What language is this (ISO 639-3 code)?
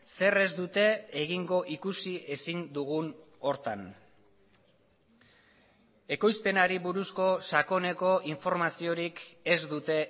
eus